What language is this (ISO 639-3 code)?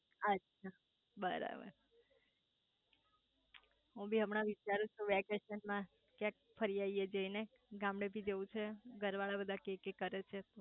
guj